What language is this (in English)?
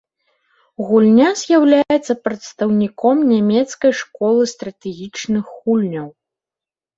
Belarusian